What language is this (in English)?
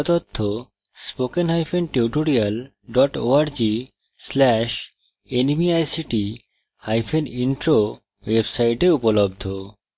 Bangla